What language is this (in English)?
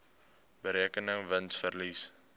Afrikaans